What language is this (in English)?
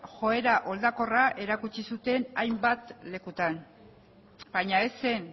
Basque